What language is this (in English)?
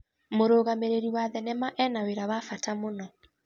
Kikuyu